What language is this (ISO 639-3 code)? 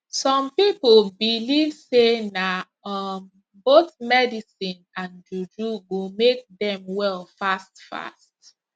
pcm